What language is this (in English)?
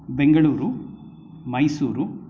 Sanskrit